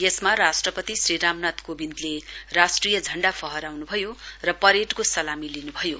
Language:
Nepali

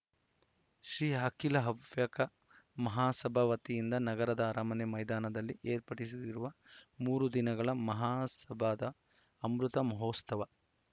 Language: Kannada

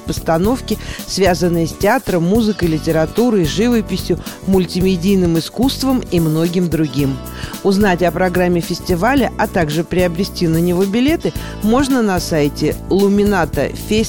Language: Russian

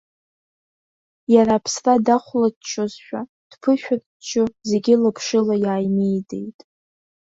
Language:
Abkhazian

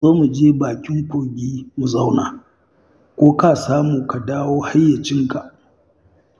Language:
Hausa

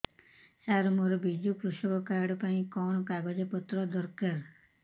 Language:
Odia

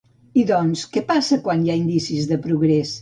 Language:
Catalan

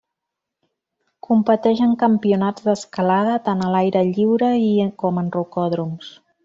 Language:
Catalan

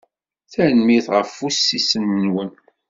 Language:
Kabyle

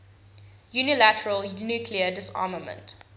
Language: English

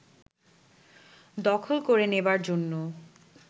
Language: Bangla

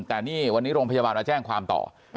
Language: Thai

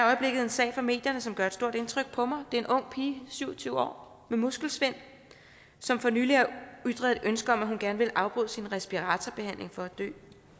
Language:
Danish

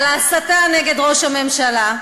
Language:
Hebrew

